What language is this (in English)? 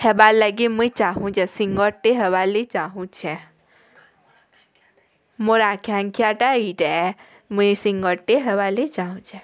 Odia